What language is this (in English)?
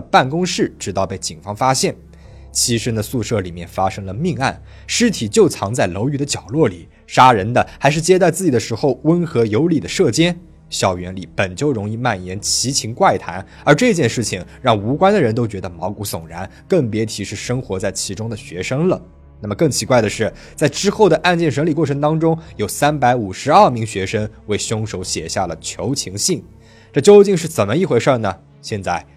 Chinese